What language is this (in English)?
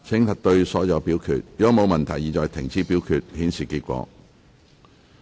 Cantonese